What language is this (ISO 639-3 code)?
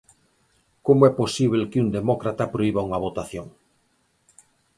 glg